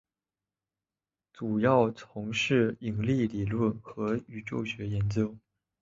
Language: Chinese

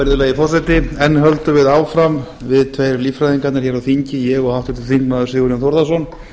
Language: Icelandic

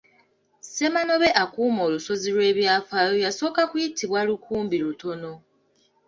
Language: Ganda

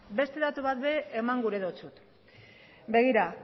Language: Basque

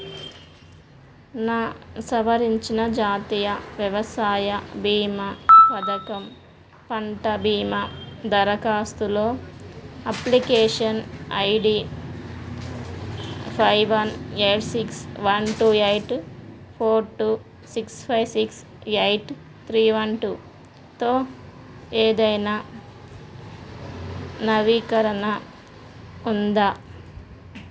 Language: Telugu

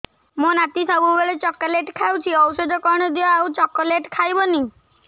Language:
Odia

